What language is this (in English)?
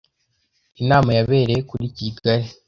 Kinyarwanda